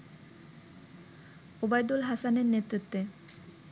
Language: Bangla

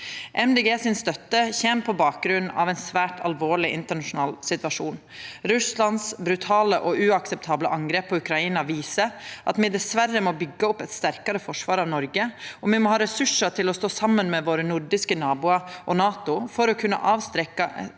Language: Norwegian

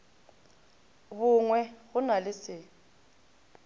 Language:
Northern Sotho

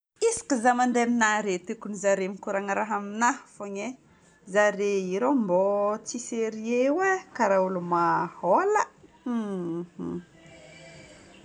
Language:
Northern Betsimisaraka Malagasy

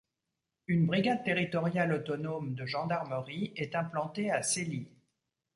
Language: French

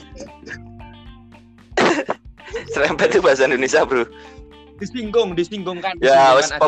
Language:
Indonesian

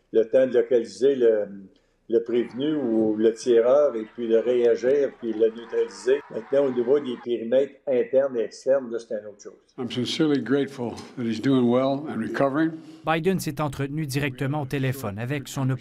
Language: French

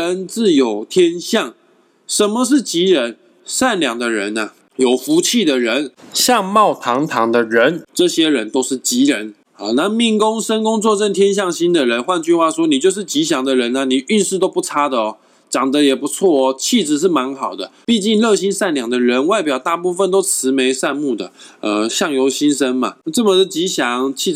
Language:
Chinese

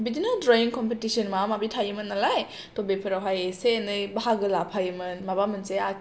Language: Bodo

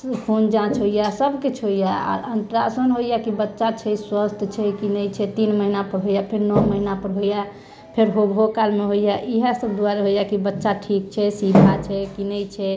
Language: Maithili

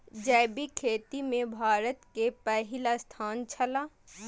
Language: Maithili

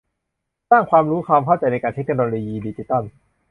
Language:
Thai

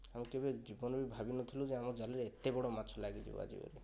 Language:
Odia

